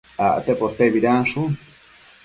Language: Matsés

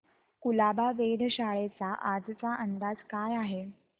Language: Marathi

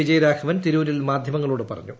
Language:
Malayalam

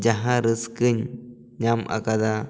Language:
Santali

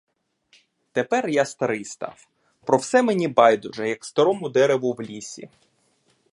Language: Ukrainian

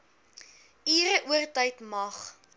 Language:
Afrikaans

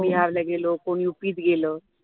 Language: Marathi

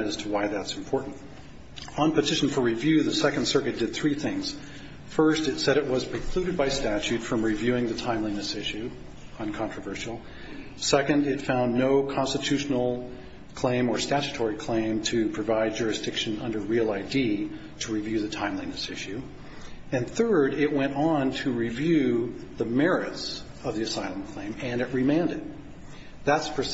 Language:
English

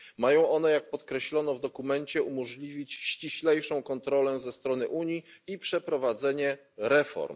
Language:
Polish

